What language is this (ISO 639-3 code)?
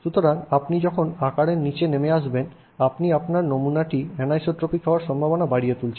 ben